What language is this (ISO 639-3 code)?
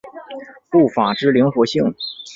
zho